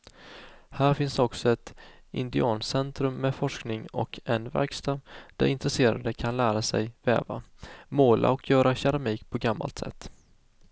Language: Swedish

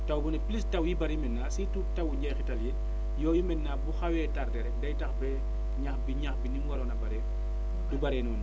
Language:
Wolof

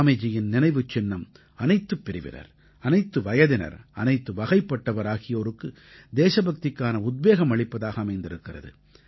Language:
Tamil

